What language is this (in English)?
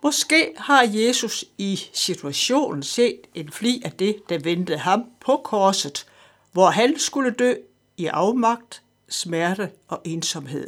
Danish